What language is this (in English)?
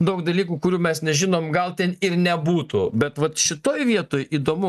Lithuanian